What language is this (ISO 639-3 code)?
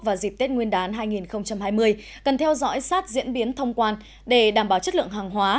vie